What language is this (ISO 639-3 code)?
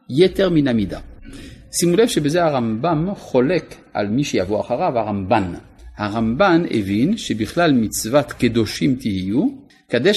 heb